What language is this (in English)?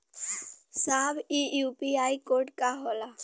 Bhojpuri